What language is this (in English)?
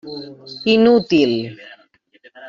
Catalan